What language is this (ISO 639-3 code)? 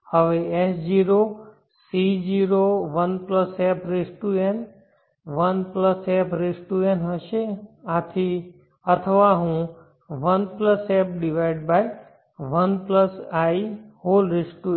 guj